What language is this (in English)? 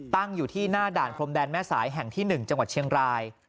Thai